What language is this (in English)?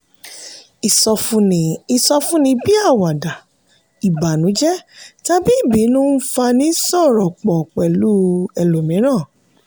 Yoruba